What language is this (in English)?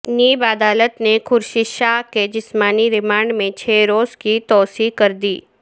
Urdu